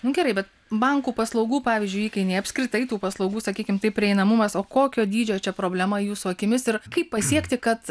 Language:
Lithuanian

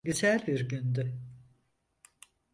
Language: Turkish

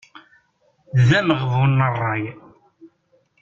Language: Kabyle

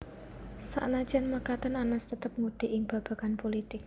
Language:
Javanese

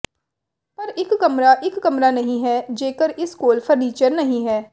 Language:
Punjabi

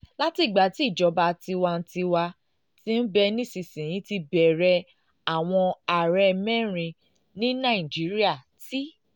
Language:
Yoruba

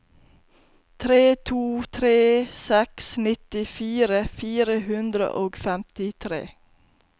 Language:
Norwegian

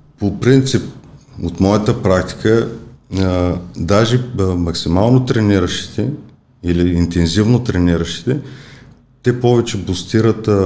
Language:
Bulgarian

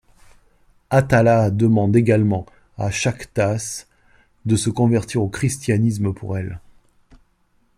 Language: French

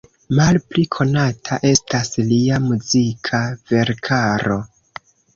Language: Esperanto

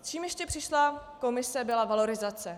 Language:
Czech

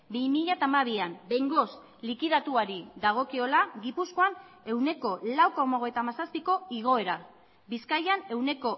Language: Basque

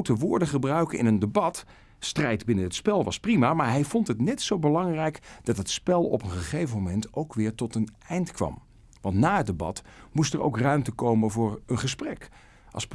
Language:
Dutch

